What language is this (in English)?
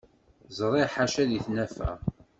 Kabyle